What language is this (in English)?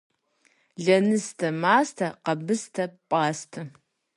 Kabardian